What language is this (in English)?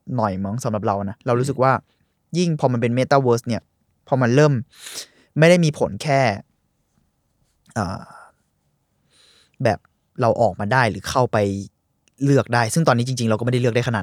Thai